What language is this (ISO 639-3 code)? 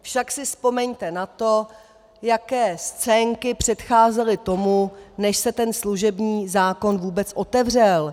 ces